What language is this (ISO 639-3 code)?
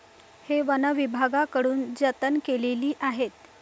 mar